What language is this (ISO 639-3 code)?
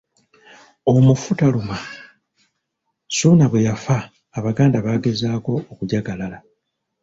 lug